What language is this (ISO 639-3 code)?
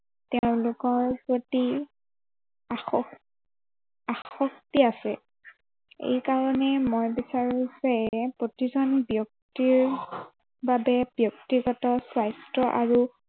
asm